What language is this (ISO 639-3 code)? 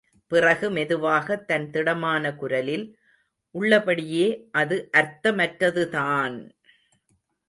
tam